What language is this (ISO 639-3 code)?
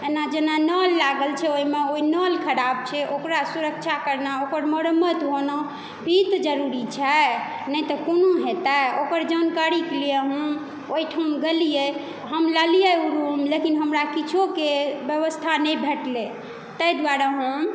mai